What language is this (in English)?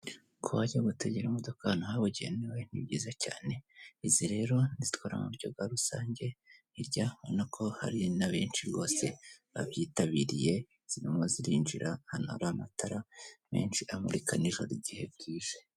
Kinyarwanda